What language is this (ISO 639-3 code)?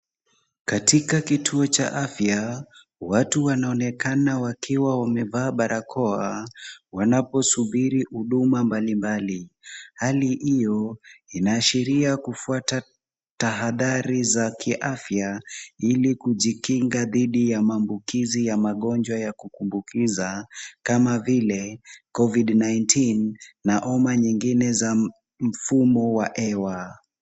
swa